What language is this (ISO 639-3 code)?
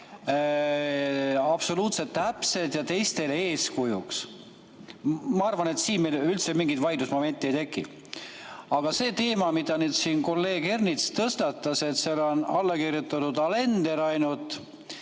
est